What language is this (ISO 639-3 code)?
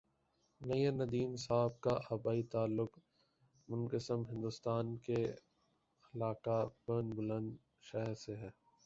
urd